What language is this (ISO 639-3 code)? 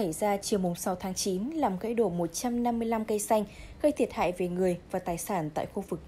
vie